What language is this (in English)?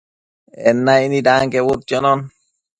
Matsés